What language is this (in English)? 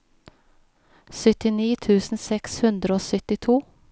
Norwegian